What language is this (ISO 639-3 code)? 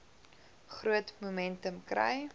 afr